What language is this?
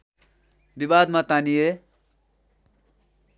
Nepali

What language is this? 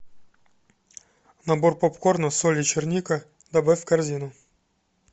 Russian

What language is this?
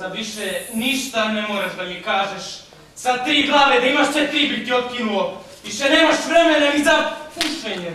Portuguese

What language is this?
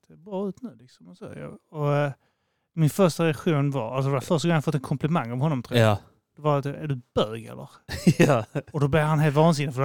Swedish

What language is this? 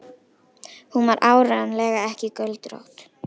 Icelandic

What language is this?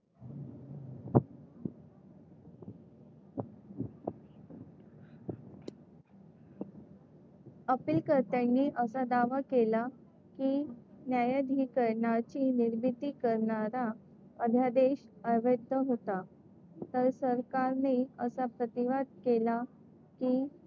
Marathi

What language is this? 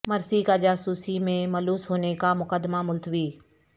Urdu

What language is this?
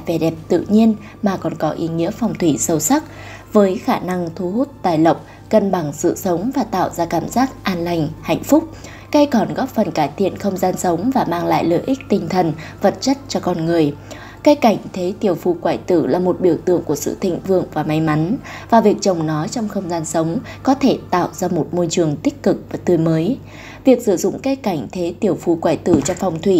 Vietnamese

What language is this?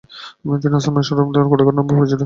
Bangla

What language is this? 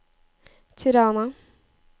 Norwegian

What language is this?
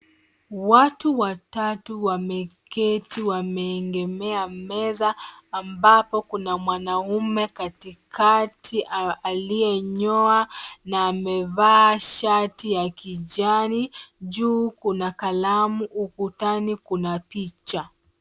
Swahili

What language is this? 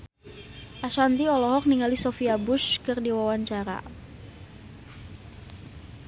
Sundanese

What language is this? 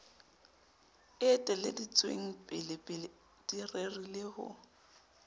Southern Sotho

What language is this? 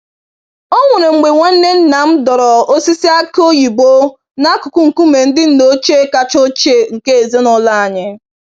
Igbo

